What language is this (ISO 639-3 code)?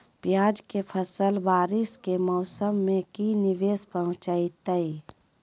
mag